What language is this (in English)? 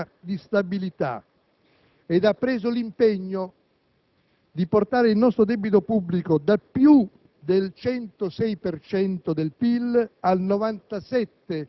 Italian